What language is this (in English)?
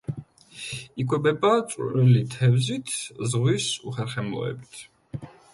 Georgian